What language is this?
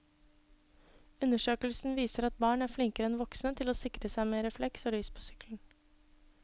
Norwegian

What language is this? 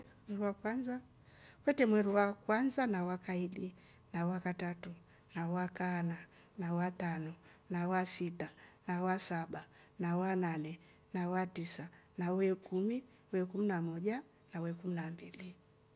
Rombo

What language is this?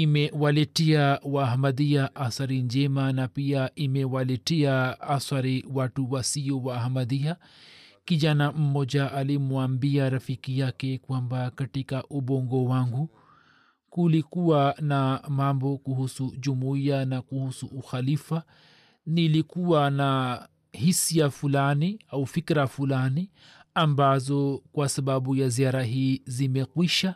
Swahili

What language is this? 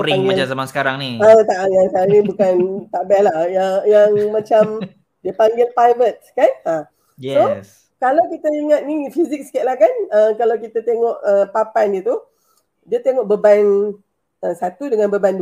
Malay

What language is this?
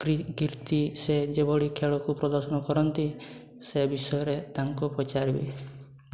Odia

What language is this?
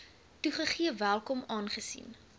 Afrikaans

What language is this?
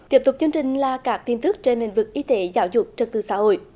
Vietnamese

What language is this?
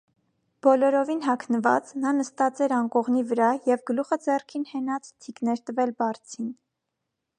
Armenian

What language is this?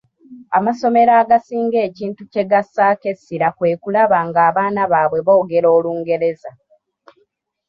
Ganda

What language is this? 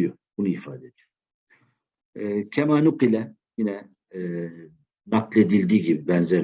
Turkish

